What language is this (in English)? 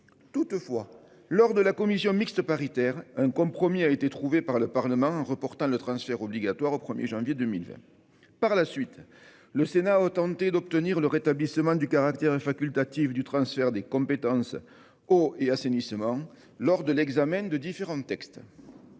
French